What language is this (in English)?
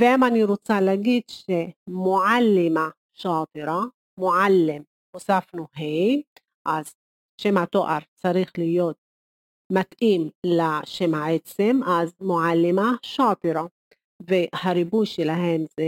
Hebrew